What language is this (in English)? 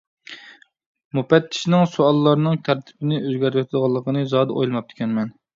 Uyghur